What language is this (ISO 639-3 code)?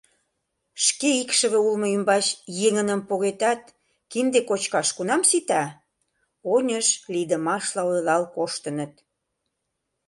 chm